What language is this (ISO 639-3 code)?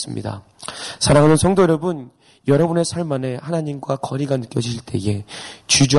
kor